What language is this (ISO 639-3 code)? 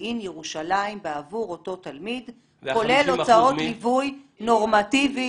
heb